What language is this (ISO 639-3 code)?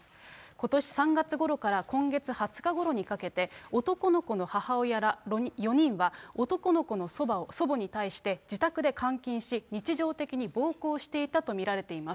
jpn